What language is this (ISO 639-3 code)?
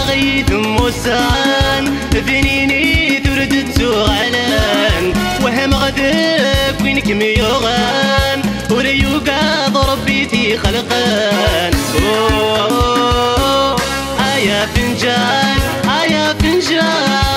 ara